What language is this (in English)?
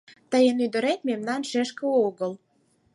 Mari